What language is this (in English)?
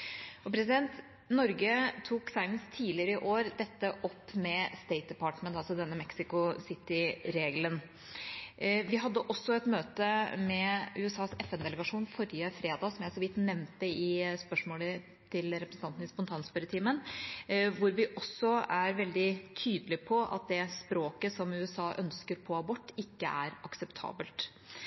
Norwegian Bokmål